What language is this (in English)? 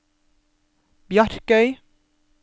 Norwegian